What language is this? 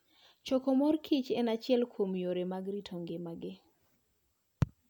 Luo (Kenya and Tanzania)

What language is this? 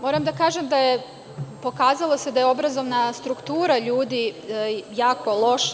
Serbian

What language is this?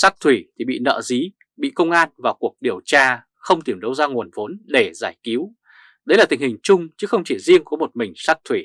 Vietnamese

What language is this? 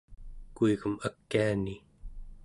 Central Yupik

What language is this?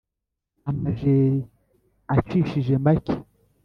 Kinyarwanda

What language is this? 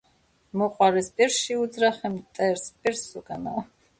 Georgian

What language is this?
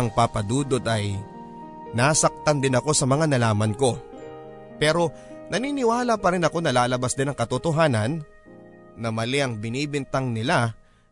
Filipino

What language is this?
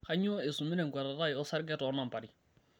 Masai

